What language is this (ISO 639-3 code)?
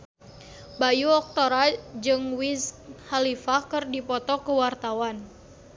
sun